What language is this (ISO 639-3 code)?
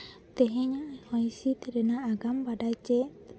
sat